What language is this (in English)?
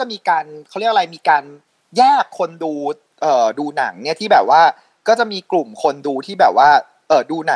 Thai